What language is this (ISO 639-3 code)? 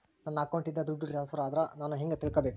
kan